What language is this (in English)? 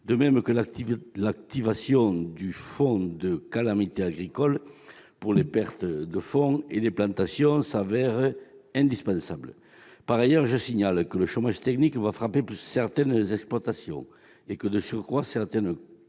French